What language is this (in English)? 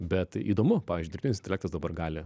Lithuanian